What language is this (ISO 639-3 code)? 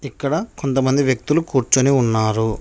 tel